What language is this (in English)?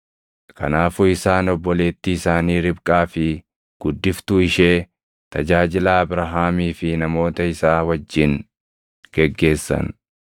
Oromo